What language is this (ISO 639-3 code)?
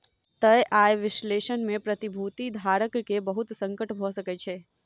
mai